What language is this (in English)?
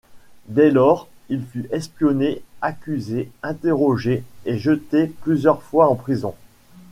French